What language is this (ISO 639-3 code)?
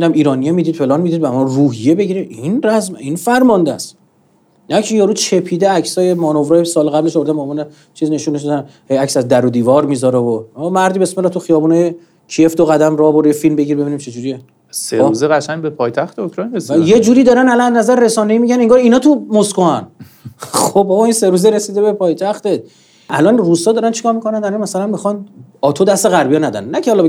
fas